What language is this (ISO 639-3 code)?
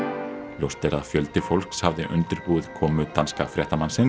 isl